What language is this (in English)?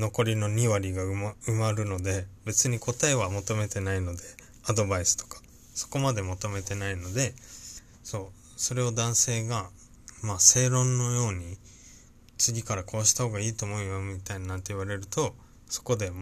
Japanese